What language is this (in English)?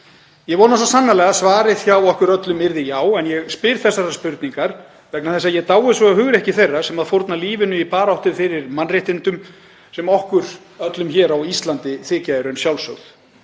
Icelandic